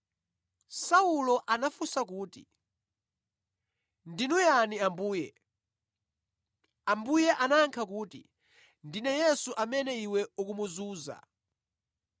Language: Nyanja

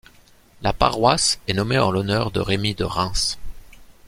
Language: French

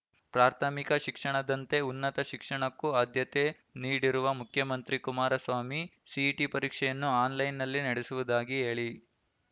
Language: Kannada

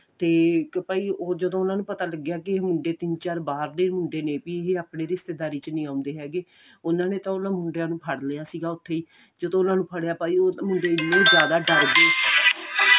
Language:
Punjabi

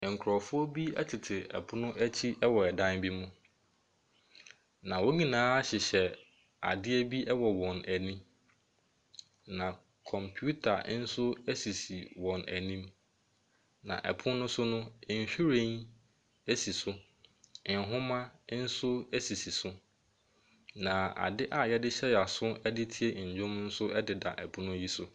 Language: Akan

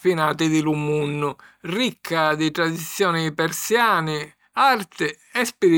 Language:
Sicilian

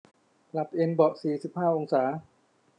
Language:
Thai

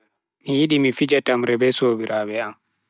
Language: Bagirmi Fulfulde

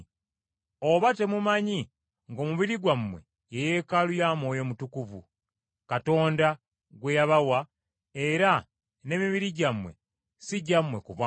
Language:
Ganda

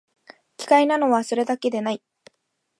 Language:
Japanese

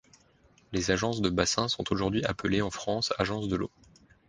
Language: French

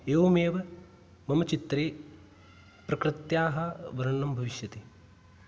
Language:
Sanskrit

